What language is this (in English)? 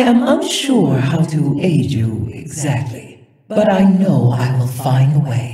English